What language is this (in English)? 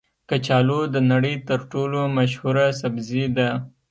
Pashto